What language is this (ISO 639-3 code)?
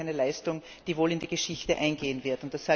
deu